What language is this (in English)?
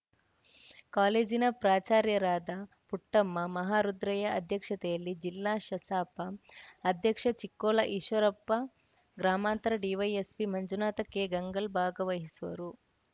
Kannada